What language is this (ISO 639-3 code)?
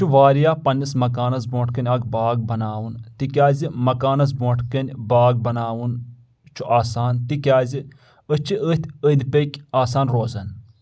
kas